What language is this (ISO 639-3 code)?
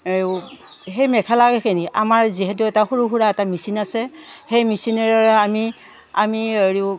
asm